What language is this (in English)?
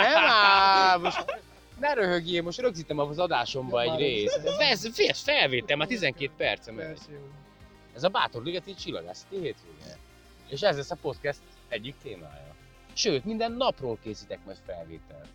Hungarian